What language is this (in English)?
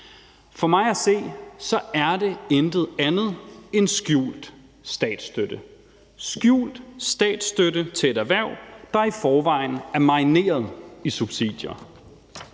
Danish